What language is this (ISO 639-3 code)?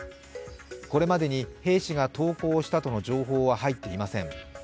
jpn